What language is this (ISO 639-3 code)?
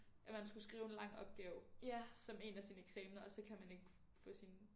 dan